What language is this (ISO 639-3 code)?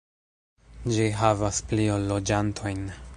epo